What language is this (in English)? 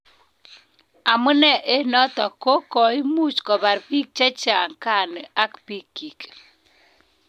Kalenjin